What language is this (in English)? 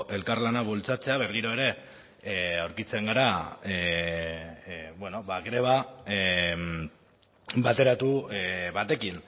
Basque